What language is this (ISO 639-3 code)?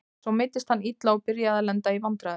isl